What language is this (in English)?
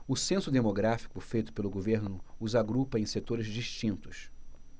Portuguese